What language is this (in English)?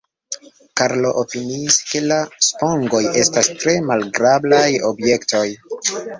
Esperanto